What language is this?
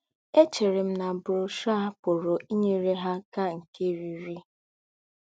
Igbo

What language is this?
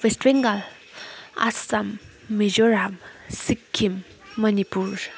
Nepali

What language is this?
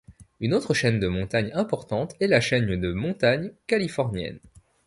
French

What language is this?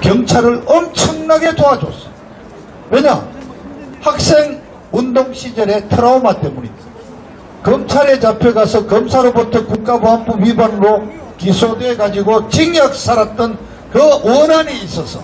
Korean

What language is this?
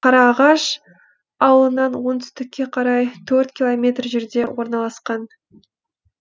Kazakh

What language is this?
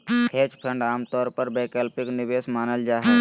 Magahi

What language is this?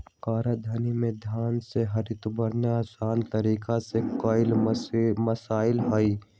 Magahi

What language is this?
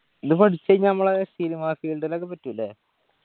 Malayalam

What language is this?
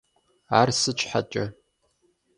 Kabardian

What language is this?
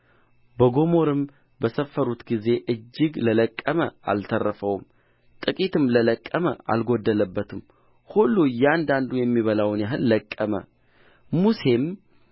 Amharic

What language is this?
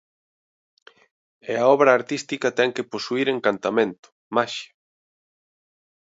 Galician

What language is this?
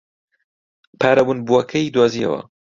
Central Kurdish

